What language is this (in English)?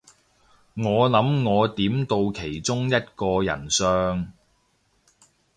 Cantonese